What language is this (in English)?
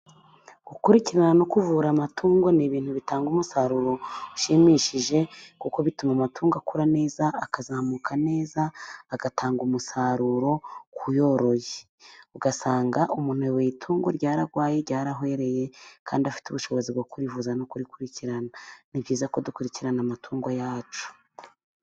Kinyarwanda